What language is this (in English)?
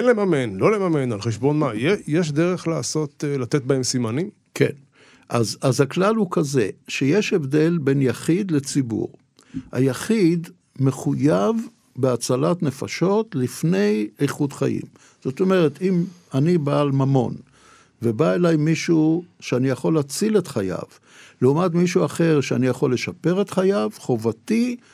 Hebrew